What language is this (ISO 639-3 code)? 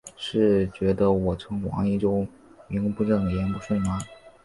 zho